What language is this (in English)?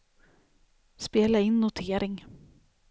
Swedish